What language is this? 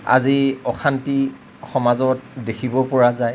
Assamese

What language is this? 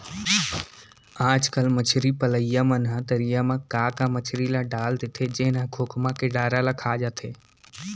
Chhattisgarhi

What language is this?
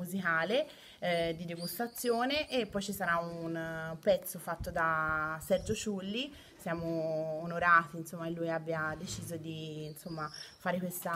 Italian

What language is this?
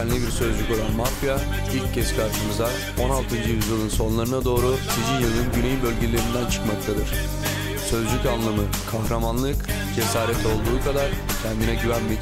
Turkish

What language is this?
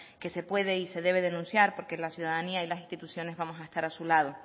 Spanish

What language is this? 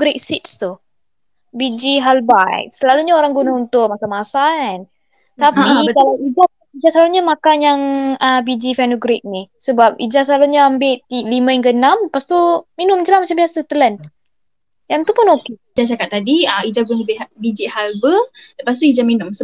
Malay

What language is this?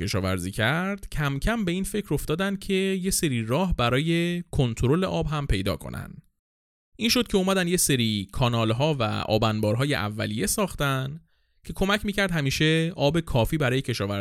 Persian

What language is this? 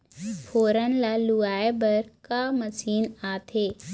Chhattisgarhi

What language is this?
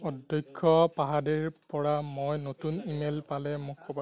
Assamese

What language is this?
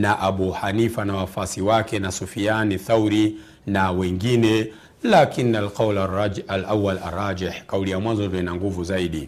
Swahili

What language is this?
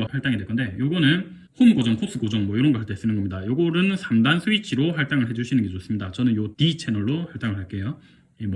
Korean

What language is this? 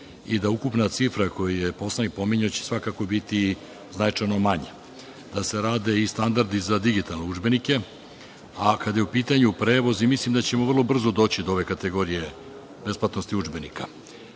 Serbian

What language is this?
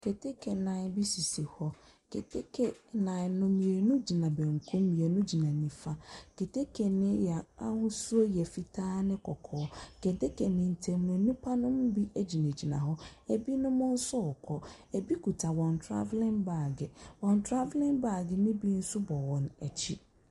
Akan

